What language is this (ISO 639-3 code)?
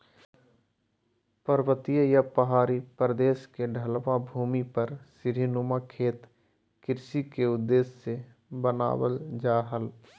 mag